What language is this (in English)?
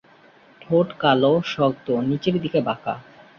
Bangla